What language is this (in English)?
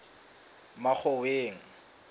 Southern Sotho